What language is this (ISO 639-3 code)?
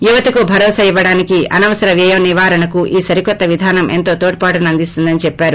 tel